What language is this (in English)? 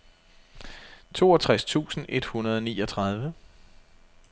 Danish